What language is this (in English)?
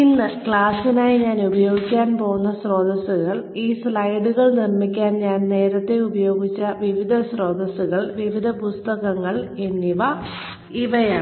Malayalam